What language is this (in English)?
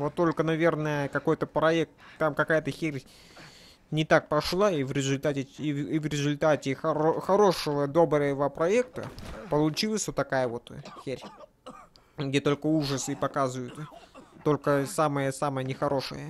Russian